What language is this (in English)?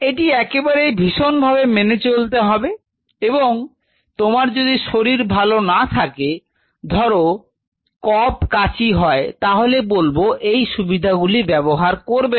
Bangla